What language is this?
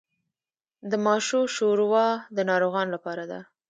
Pashto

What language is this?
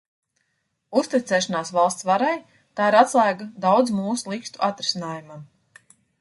Latvian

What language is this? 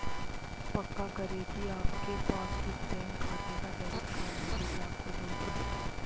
Hindi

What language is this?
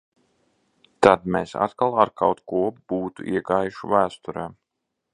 Latvian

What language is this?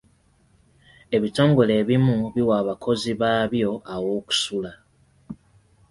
Ganda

